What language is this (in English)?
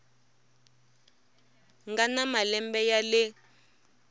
Tsonga